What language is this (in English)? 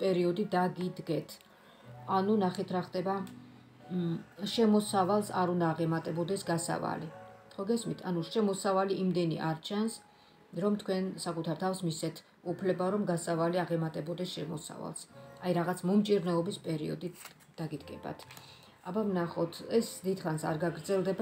Romanian